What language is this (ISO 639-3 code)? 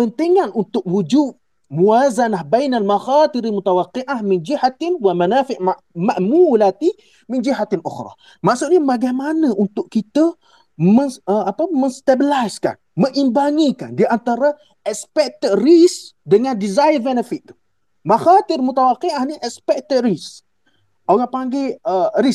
msa